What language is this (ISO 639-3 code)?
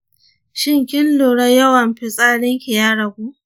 hau